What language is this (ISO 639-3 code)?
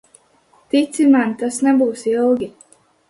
lav